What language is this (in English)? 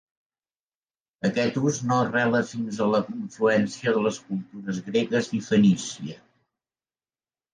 Catalan